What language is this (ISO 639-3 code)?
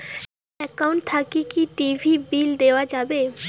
ben